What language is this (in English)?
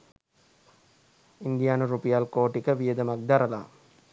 Sinhala